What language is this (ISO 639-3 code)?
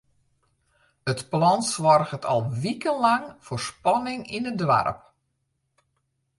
fry